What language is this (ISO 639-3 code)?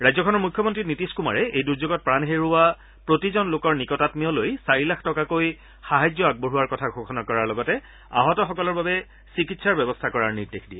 asm